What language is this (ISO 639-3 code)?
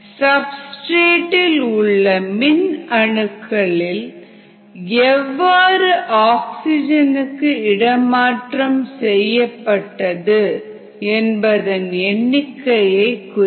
tam